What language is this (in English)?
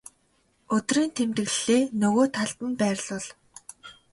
Mongolian